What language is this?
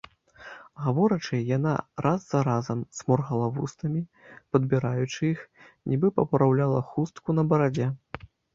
Belarusian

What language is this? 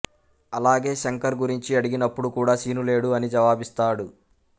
Telugu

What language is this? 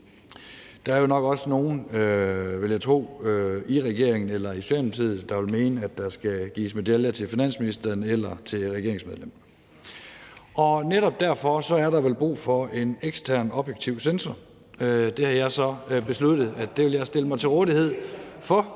Danish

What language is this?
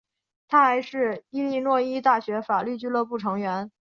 Chinese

